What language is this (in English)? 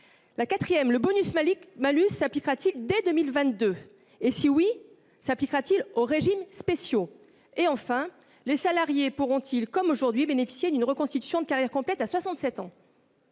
French